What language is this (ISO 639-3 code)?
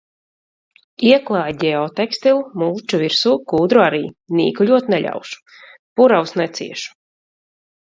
lav